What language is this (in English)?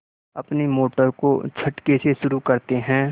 Hindi